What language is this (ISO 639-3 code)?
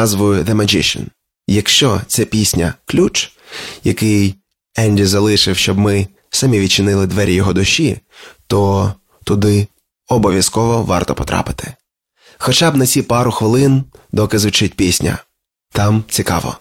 ukr